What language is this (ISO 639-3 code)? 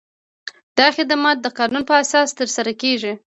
pus